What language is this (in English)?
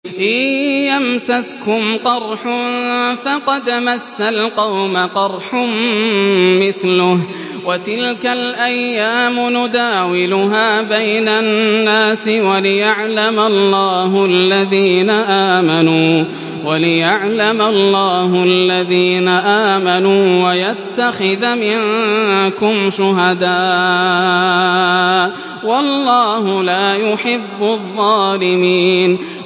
Arabic